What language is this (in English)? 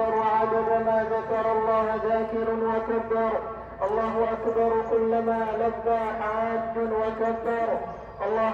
Arabic